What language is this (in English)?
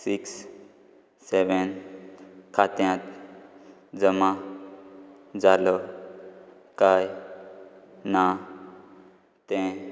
Konkani